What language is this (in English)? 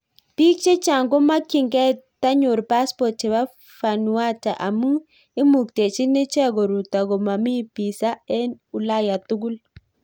Kalenjin